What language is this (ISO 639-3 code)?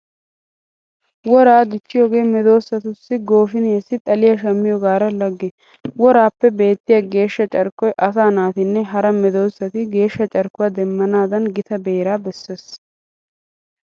wal